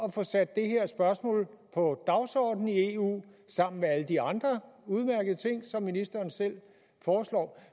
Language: Danish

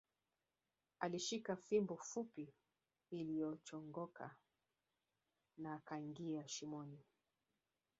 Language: Swahili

